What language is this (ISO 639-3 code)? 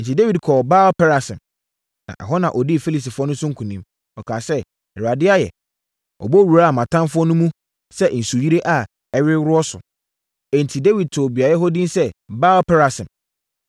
aka